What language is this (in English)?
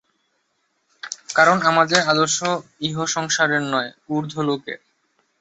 Bangla